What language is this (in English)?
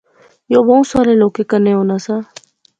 Pahari-Potwari